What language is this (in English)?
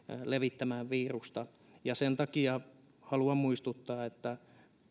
Finnish